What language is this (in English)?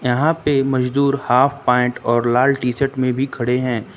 Hindi